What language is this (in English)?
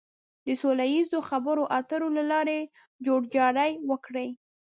Pashto